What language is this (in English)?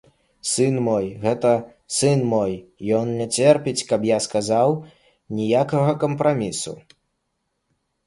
Belarusian